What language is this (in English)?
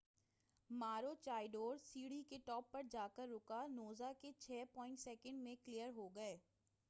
Urdu